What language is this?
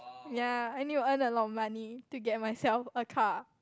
English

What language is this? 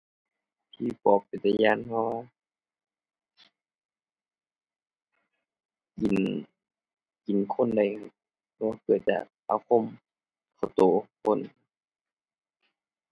Thai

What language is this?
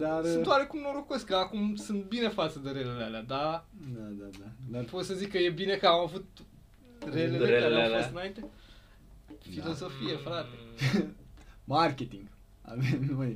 Romanian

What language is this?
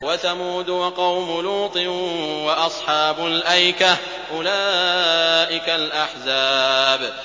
Arabic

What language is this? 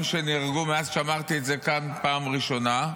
Hebrew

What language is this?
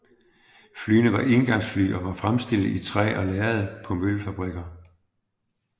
Danish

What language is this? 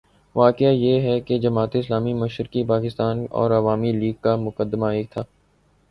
Urdu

